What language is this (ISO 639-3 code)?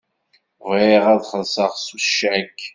kab